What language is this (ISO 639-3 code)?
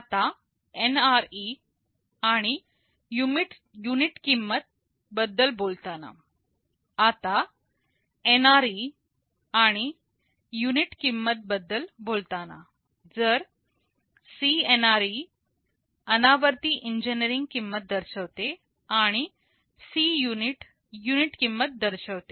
mar